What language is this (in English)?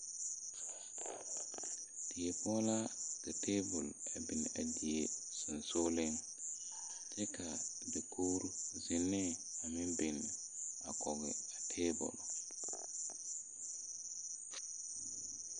Southern Dagaare